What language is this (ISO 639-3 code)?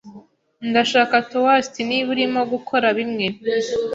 kin